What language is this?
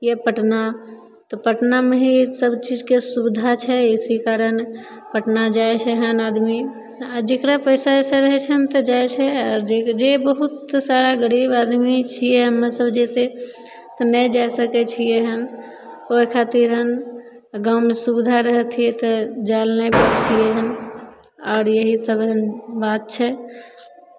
Maithili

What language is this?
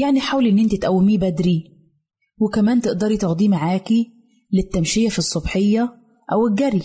Arabic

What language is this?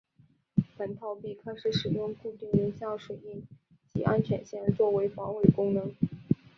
Chinese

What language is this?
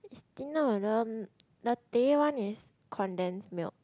English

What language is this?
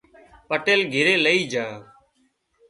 Wadiyara Koli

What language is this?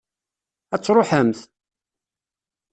Kabyle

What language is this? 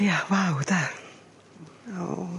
Welsh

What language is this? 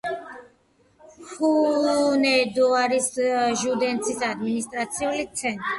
Georgian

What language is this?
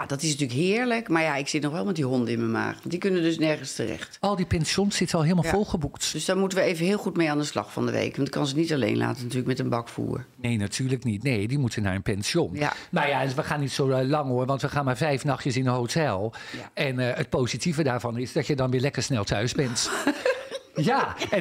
Dutch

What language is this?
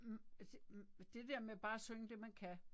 Danish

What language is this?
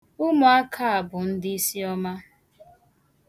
Igbo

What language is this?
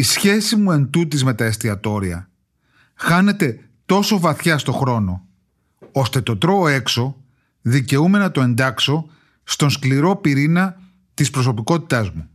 Greek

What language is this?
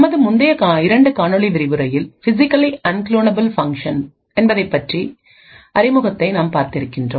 Tamil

